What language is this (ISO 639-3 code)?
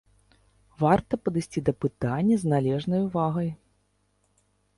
bel